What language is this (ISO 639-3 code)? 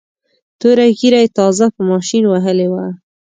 pus